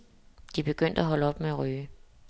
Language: Danish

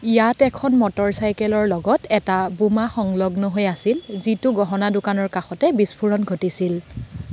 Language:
Assamese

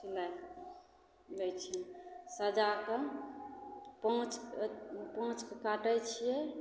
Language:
Maithili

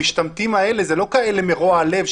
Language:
Hebrew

